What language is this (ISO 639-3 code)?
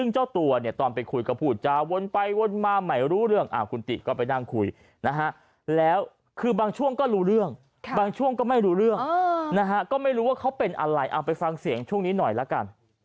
tha